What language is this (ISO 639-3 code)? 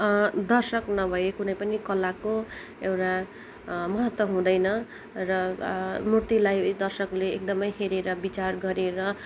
nep